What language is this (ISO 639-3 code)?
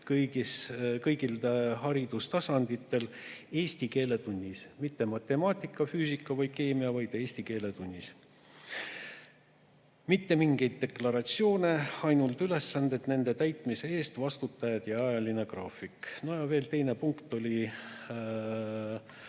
est